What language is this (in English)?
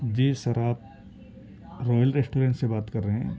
Urdu